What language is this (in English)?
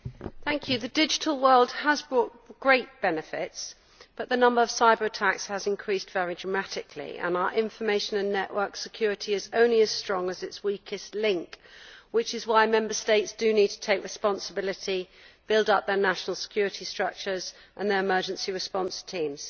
English